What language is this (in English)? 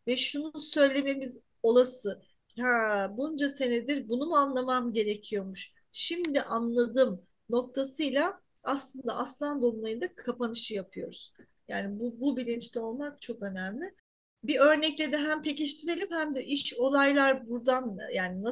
Turkish